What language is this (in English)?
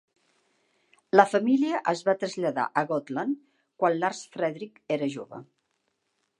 Catalan